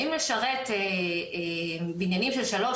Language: Hebrew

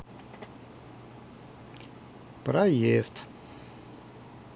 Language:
Russian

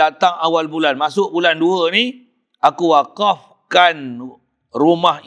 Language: Malay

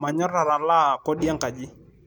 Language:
Masai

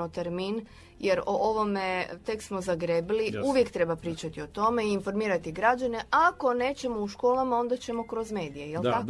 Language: Croatian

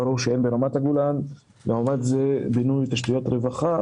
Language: Hebrew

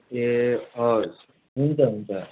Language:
Nepali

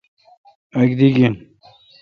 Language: Kalkoti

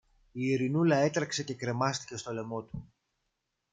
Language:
Greek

